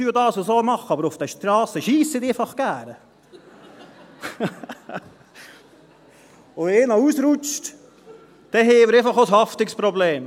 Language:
Swiss German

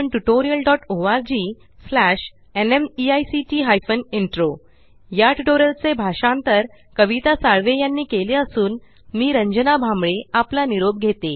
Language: Marathi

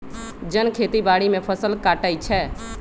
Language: Magahi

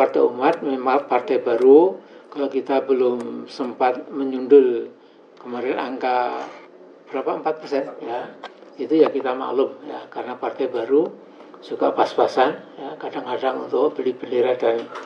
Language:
Indonesian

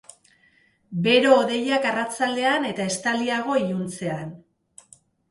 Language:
Basque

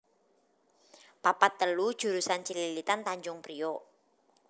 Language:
Javanese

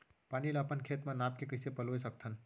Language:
Chhattisgarhi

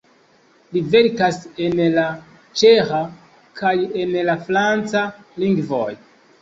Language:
Esperanto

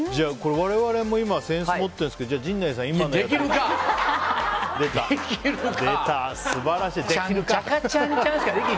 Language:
Japanese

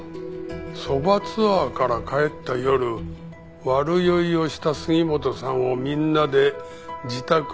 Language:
Japanese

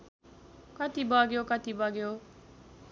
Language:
Nepali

